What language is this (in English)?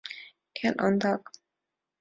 Mari